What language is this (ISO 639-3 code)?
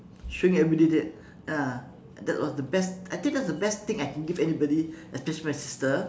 eng